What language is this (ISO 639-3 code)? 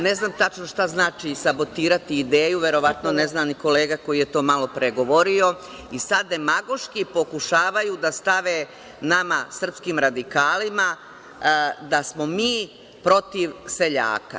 srp